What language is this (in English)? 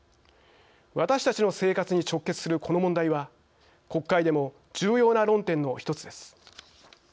Japanese